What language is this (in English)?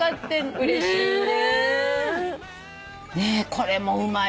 Japanese